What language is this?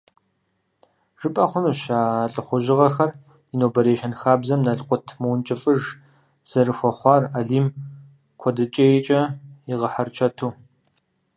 Kabardian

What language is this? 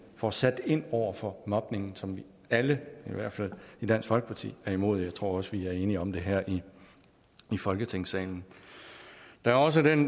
Danish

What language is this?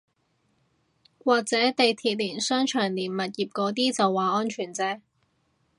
Cantonese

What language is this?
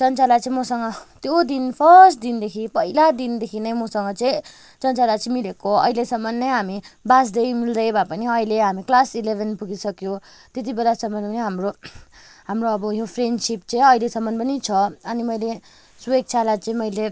Nepali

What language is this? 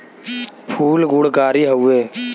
Bhojpuri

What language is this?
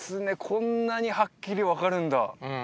Japanese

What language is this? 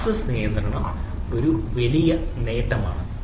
Malayalam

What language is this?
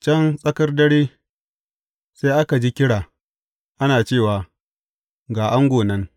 Hausa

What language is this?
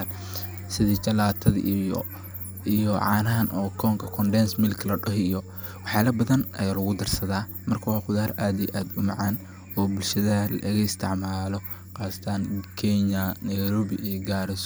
Somali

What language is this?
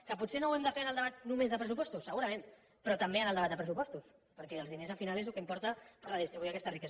Catalan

